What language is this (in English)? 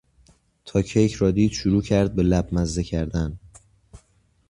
Persian